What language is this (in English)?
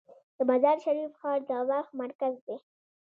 Pashto